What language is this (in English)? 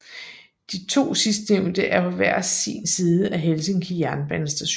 Danish